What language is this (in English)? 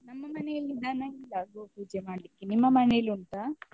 Kannada